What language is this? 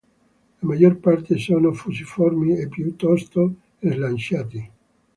Italian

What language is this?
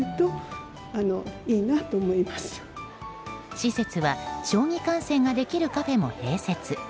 Japanese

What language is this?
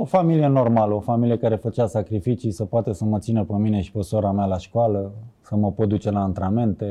Romanian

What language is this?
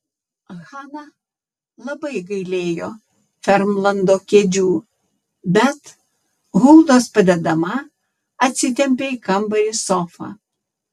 Lithuanian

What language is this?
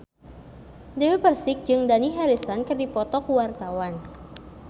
Sundanese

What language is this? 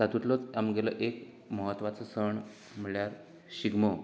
Konkani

